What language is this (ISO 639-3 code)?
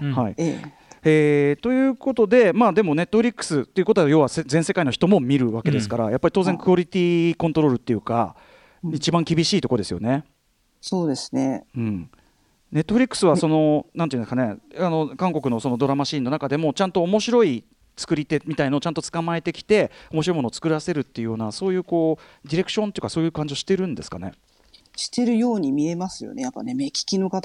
jpn